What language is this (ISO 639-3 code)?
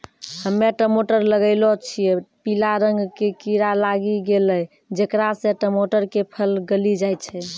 mai